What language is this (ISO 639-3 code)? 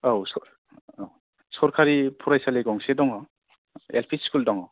brx